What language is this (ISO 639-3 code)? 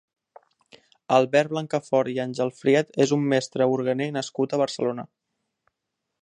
cat